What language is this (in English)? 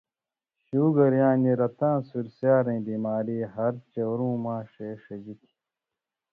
Indus Kohistani